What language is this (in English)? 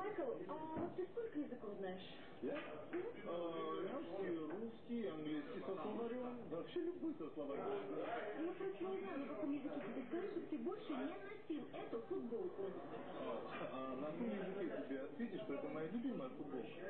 Russian